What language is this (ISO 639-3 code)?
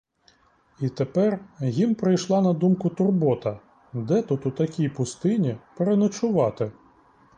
ukr